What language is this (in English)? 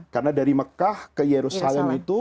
Indonesian